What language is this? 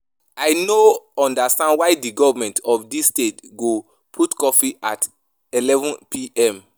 Nigerian Pidgin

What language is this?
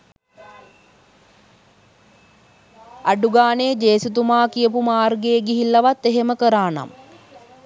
Sinhala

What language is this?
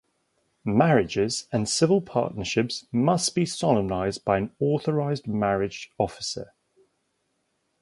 English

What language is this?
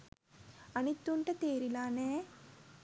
Sinhala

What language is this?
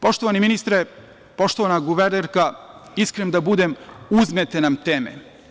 Serbian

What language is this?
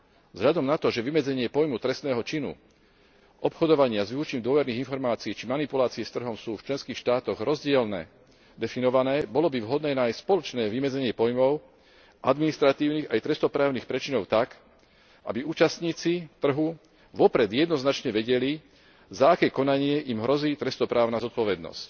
Slovak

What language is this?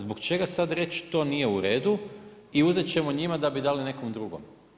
Croatian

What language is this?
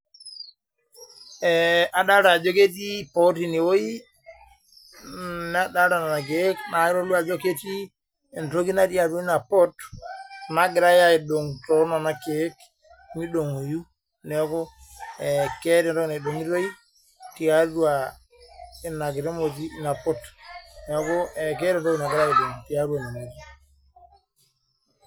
Masai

